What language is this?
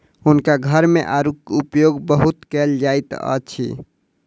Maithili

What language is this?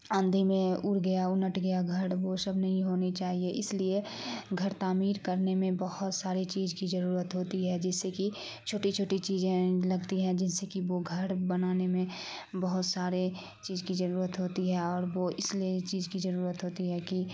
Urdu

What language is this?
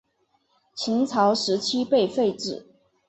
Chinese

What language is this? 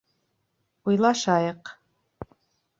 Bashkir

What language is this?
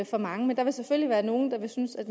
Danish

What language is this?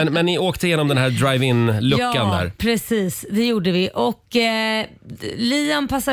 Swedish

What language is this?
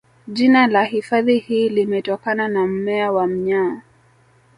Swahili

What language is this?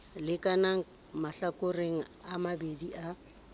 Southern Sotho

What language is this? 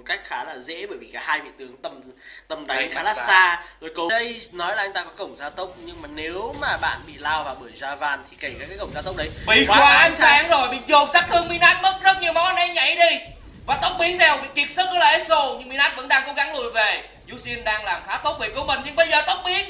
Vietnamese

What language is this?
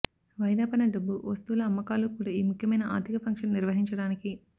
Telugu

